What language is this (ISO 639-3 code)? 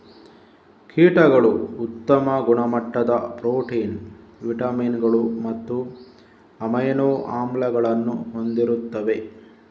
kan